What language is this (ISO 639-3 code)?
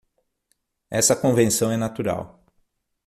por